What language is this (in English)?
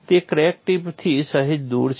Gujarati